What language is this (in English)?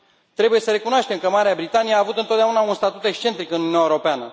Romanian